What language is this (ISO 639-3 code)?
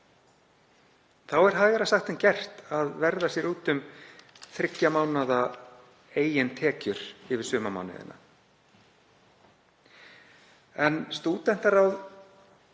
isl